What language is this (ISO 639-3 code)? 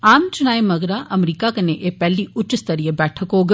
doi